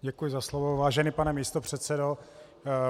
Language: Czech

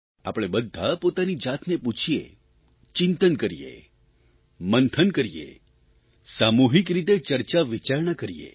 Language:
Gujarati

